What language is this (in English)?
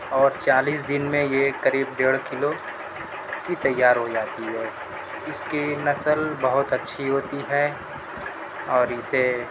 Urdu